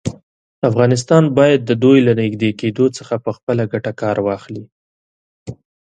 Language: Pashto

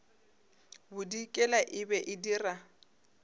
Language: Northern Sotho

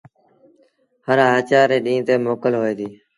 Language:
Sindhi Bhil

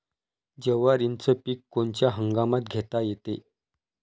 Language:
Marathi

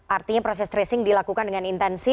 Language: Indonesian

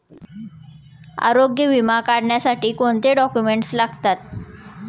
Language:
Marathi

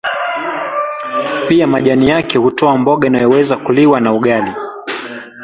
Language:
Swahili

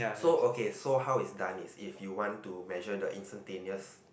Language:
English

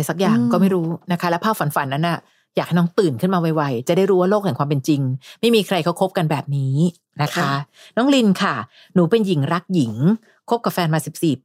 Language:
Thai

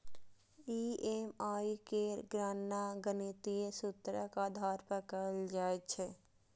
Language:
Maithili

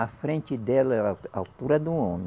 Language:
Portuguese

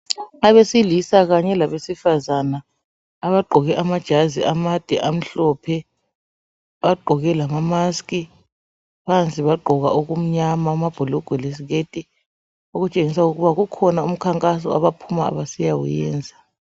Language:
North Ndebele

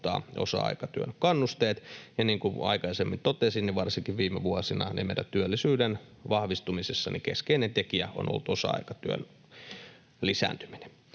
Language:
Finnish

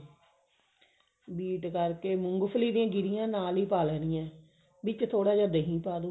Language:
Punjabi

